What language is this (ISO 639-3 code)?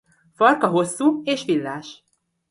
hun